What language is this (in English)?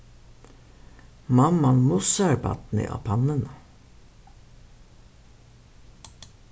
Faroese